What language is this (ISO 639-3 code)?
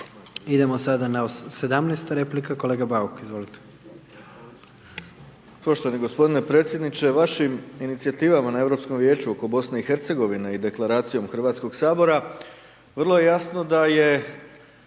hrv